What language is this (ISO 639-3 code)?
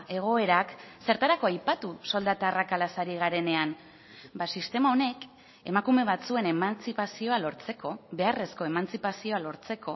eus